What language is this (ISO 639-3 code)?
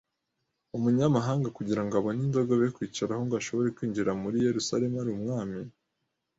kin